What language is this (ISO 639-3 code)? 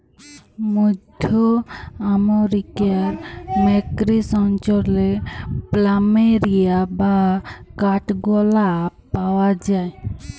ben